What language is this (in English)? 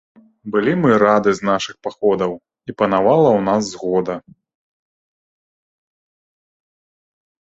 Belarusian